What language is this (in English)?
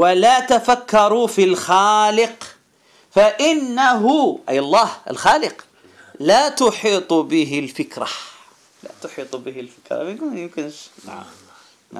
Arabic